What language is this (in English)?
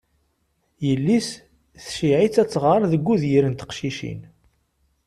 Kabyle